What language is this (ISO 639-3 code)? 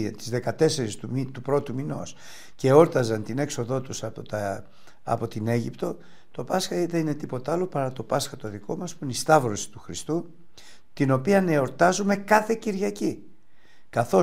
ell